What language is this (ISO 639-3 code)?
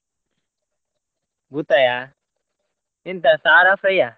kan